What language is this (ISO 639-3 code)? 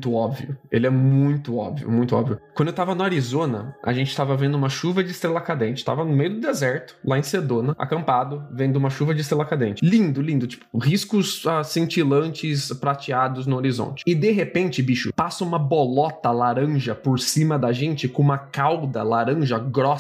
por